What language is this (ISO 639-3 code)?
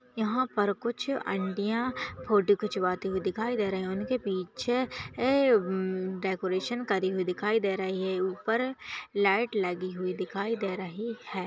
hin